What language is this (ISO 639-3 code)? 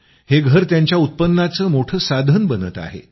mar